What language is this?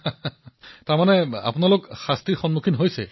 Assamese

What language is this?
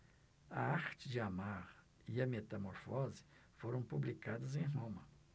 Portuguese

